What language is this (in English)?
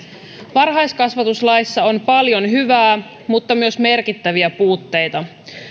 Finnish